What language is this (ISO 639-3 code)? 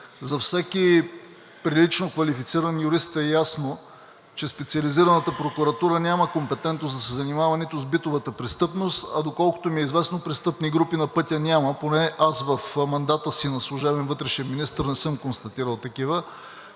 bul